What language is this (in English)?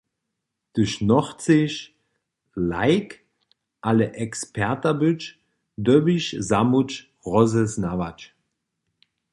Upper Sorbian